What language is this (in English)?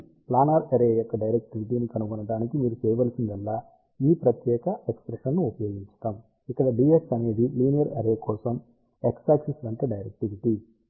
Telugu